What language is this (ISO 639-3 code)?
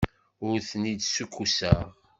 kab